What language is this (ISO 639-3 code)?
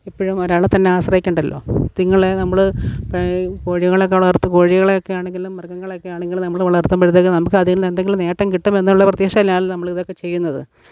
mal